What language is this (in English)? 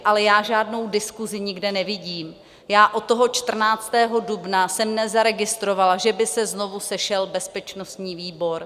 Czech